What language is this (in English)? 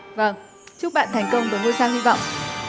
Vietnamese